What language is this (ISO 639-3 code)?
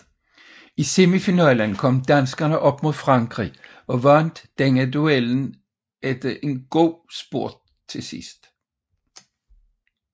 dan